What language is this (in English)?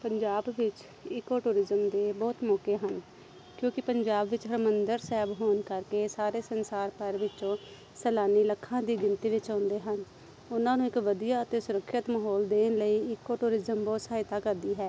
Punjabi